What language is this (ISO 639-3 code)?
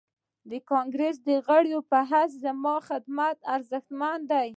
pus